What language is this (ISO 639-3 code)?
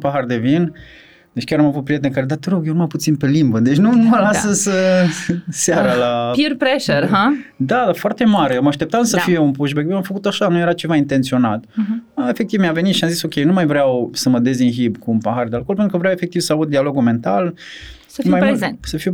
ron